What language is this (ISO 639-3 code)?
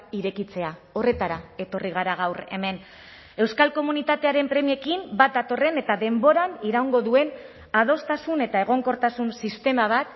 eus